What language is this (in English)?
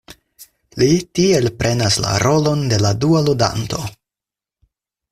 Esperanto